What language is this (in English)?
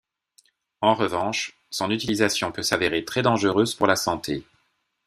French